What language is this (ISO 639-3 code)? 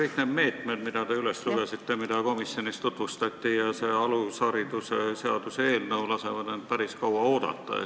est